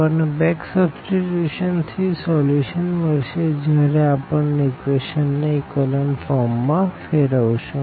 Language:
Gujarati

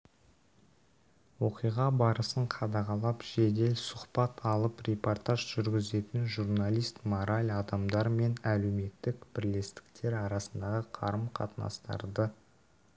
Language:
Kazakh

